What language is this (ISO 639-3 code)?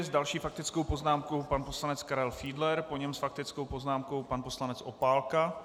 ces